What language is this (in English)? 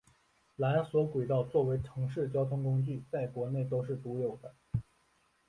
Chinese